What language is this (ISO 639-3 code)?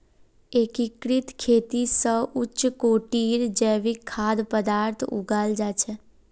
mag